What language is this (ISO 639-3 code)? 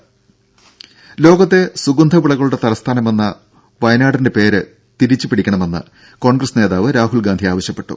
mal